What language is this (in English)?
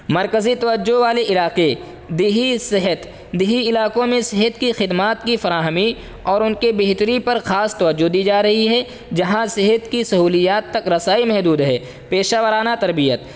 Urdu